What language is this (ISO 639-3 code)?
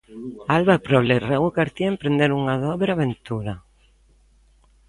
glg